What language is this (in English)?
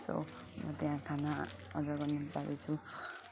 Nepali